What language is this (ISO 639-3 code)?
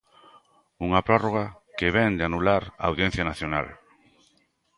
glg